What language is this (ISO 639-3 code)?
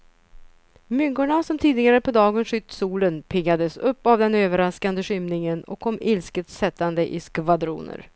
swe